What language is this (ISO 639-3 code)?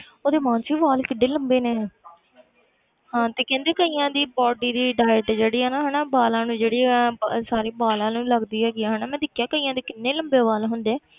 pan